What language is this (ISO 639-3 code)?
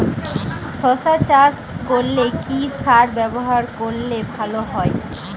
ben